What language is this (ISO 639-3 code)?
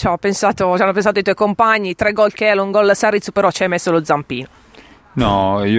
ita